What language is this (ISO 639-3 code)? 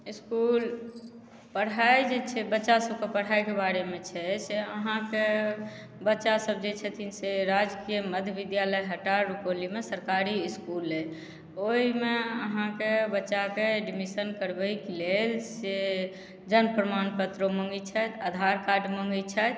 mai